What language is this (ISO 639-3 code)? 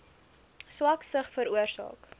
afr